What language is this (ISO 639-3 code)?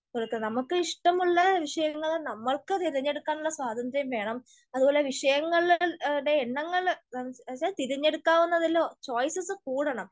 mal